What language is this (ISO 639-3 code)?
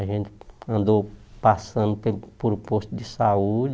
por